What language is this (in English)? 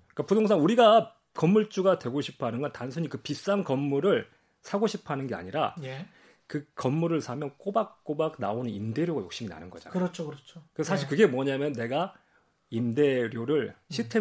Korean